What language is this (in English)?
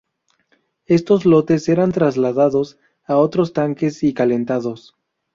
Spanish